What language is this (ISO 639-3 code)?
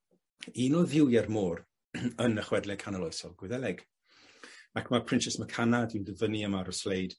cym